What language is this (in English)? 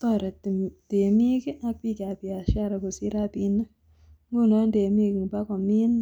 Kalenjin